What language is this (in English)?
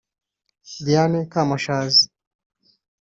Kinyarwanda